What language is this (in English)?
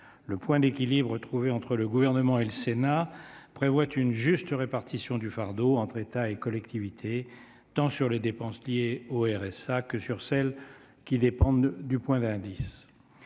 French